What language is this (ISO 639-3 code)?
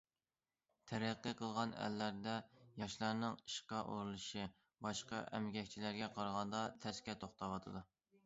uig